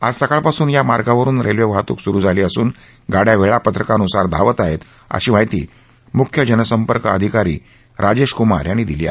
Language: Marathi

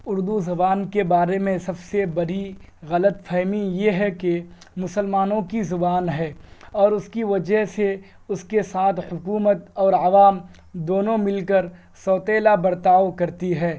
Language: Urdu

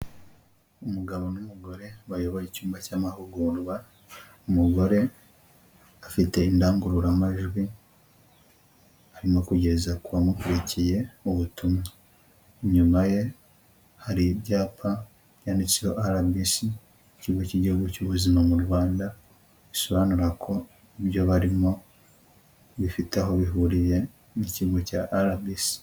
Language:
Kinyarwanda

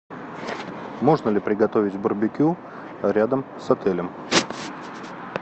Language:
Russian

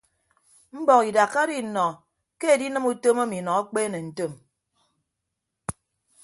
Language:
Ibibio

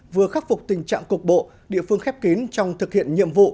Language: Vietnamese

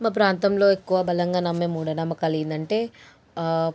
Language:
Telugu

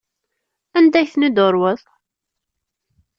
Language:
Kabyle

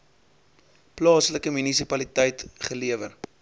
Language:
Afrikaans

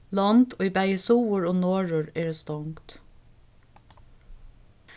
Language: Faroese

